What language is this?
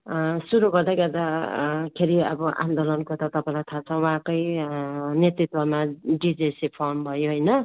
Nepali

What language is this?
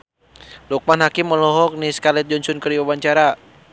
Sundanese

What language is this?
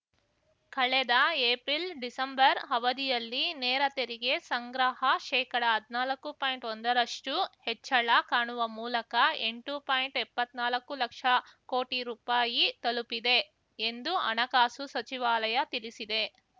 Kannada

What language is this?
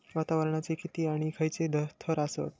Marathi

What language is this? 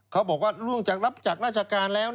Thai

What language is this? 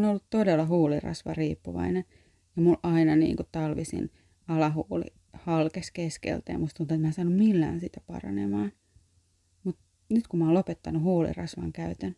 Finnish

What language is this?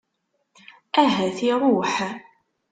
Kabyle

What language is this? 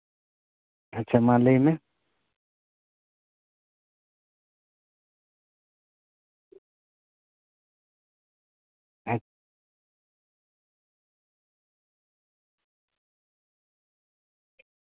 Santali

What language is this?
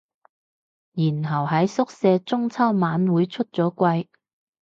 Cantonese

